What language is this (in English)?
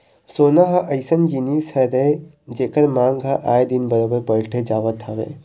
Chhattisgarhi